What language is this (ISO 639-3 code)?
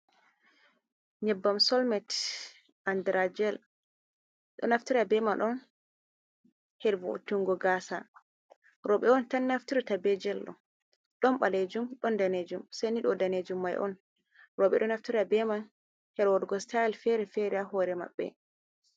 ful